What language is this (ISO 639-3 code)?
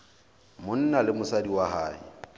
sot